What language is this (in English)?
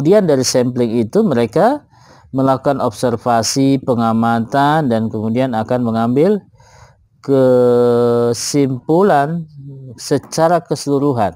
Indonesian